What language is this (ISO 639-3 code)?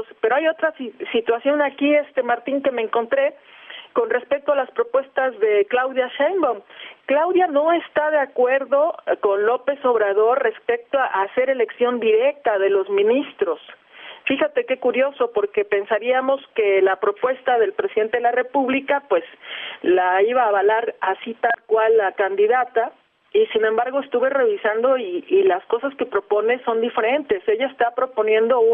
spa